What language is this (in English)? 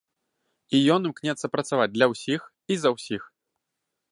Belarusian